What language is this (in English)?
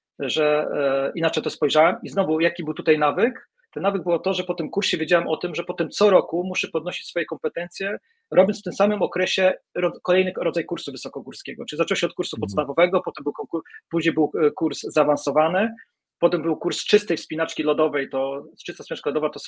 Polish